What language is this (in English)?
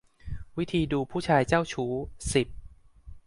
Thai